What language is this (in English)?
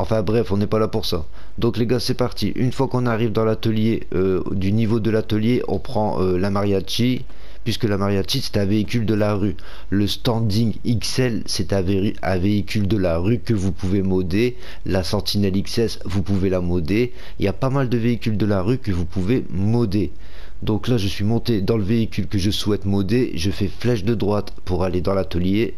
French